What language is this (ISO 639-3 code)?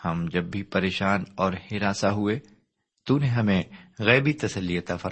urd